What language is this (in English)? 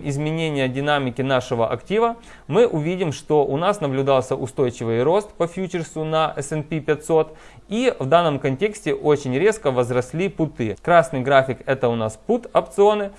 Russian